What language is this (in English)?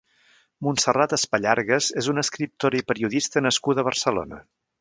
Catalan